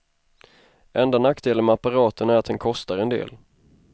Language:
Swedish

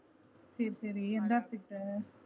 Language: Tamil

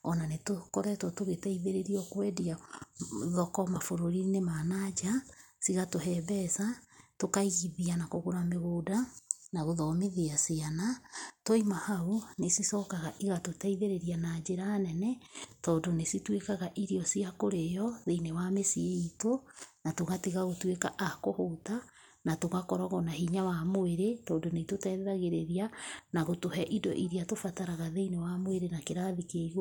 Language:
Kikuyu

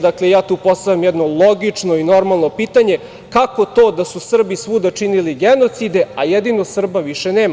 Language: Serbian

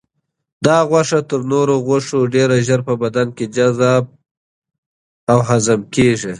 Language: Pashto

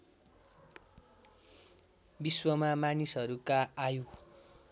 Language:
Nepali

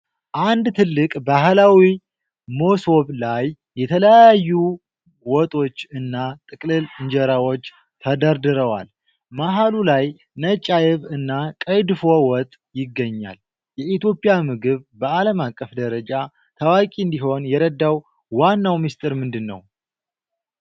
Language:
Amharic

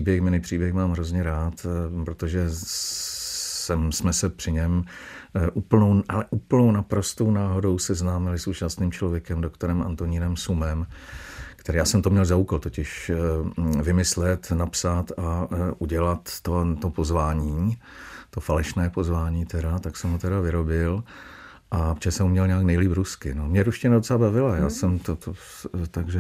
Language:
Czech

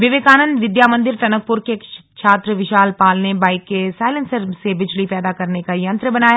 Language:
Hindi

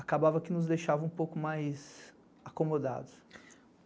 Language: Portuguese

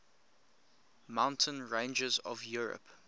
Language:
English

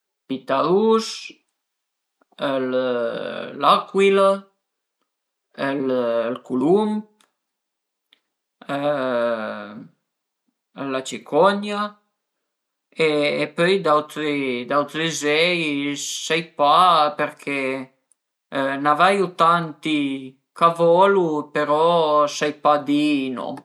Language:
Piedmontese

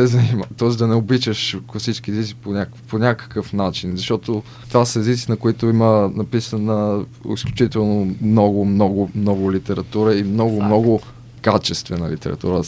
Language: Bulgarian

